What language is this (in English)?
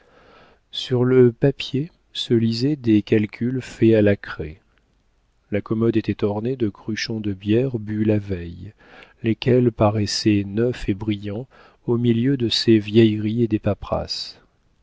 French